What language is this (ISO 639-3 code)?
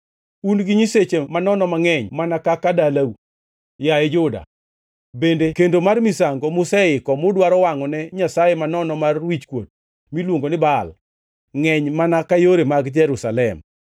luo